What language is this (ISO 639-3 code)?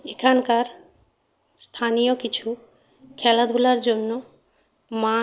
ben